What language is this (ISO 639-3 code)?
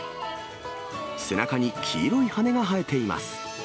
jpn